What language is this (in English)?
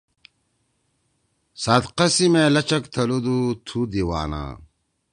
Torwali